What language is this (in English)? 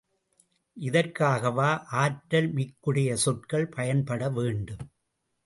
Tamil